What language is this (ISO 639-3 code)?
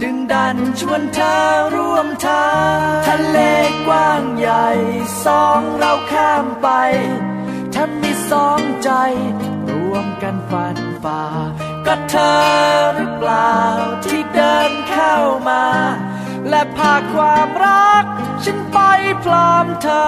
tha